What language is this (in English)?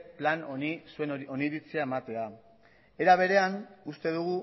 Basque